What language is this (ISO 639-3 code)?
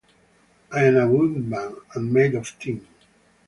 eng